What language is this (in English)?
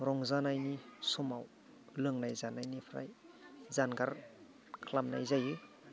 Bodo